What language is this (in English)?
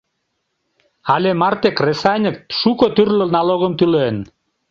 Mari